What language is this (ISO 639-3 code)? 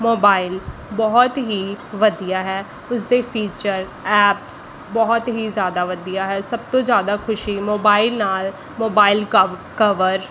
pan